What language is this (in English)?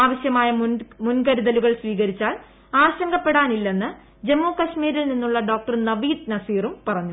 Malayalam